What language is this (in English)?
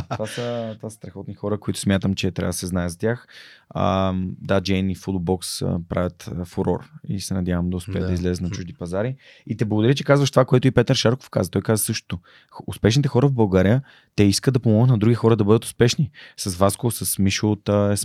Bulgarian